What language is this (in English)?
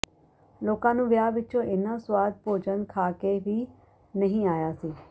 Punjabi